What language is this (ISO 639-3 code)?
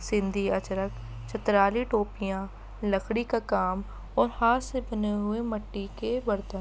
urd